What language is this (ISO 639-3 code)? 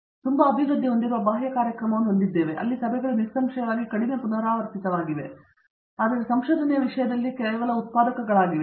kan